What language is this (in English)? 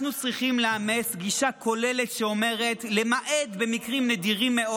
Hebrew